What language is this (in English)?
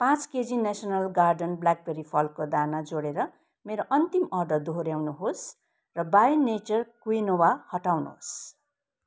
Nepali